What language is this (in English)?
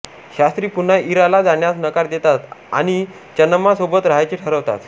Marathi